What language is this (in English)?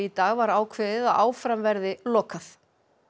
Icelandic